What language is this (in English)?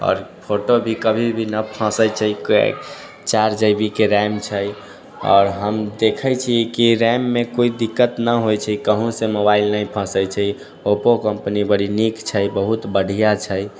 Maithili